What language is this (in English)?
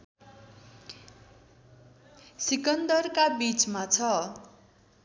Nepali